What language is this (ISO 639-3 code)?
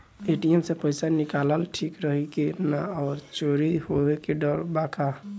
bho